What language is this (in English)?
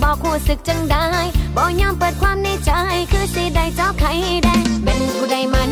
Thai